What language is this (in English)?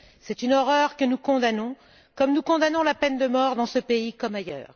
French